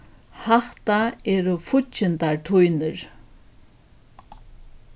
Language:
Faroese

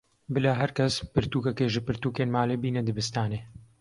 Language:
Kurdish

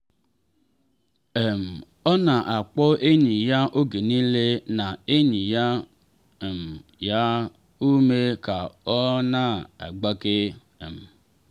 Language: Igbo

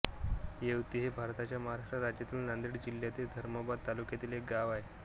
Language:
Marathi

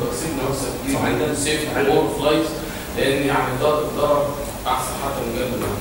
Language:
Arabic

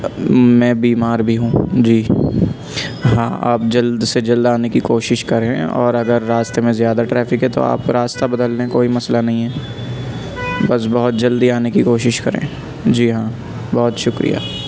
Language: Urdu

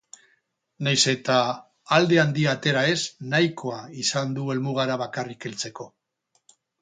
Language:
Basque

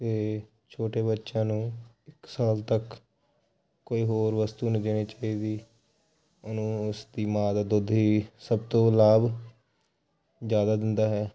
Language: Punjabi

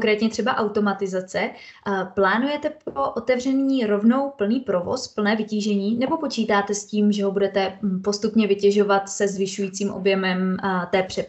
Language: Czech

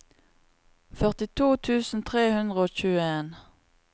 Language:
Norwegian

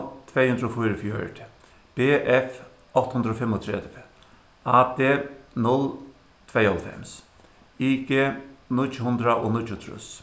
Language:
Faroese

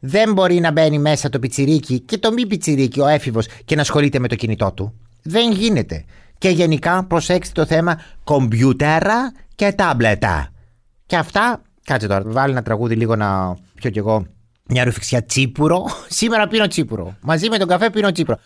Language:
Greek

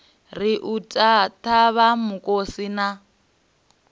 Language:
Venda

